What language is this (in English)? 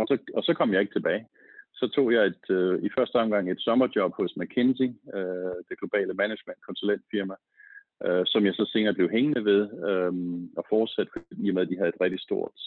Danish